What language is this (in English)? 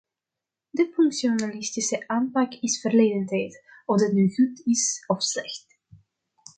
Dutch